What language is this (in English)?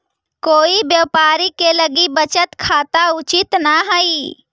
Magahi